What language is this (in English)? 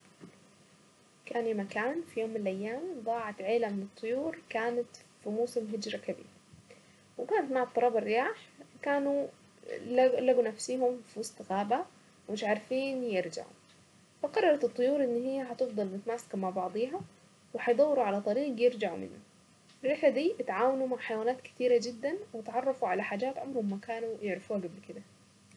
Saidi Arabic